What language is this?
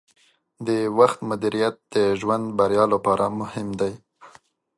Pashto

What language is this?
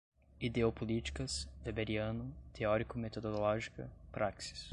Portuguese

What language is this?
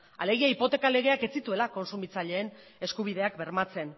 Basque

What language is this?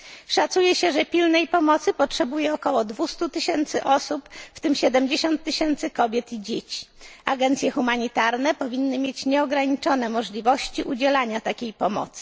Polish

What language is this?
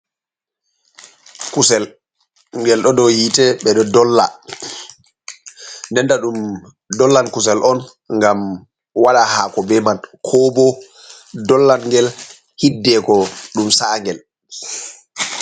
Fula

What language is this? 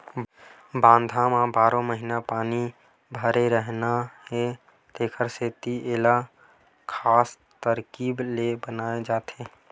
Chhattisgarhi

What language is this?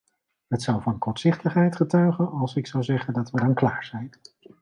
Dutch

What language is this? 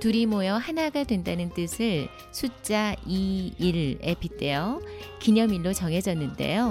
Korean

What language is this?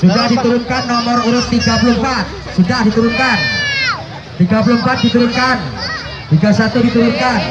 Indonesian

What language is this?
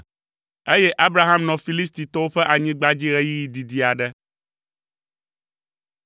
Ewe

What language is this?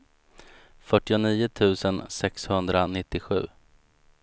Swedish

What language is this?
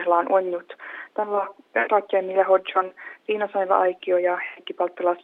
Finnish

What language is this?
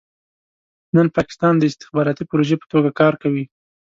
Pashto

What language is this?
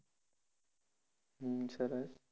Gujarati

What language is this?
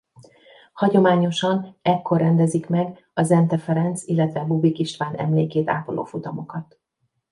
Hungarian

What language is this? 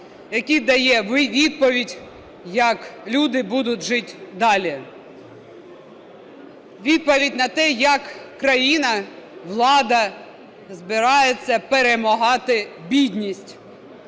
Ukrainian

